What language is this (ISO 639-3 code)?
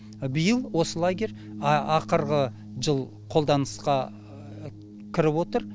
kaz